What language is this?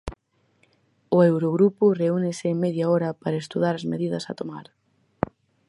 Galician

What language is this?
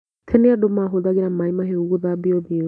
Kikuyu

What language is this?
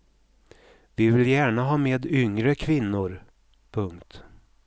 Swedish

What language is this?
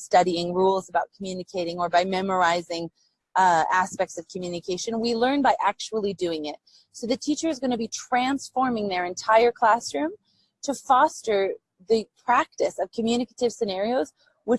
English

